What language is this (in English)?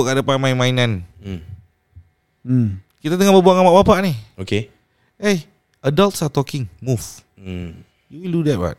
Malay